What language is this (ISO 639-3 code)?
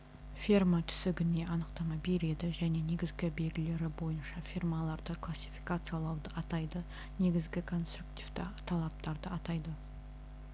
kaz